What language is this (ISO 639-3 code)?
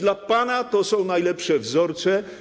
pol